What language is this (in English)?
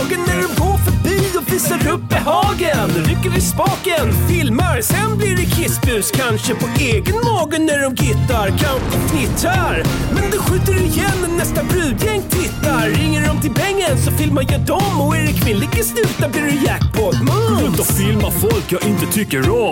Swedish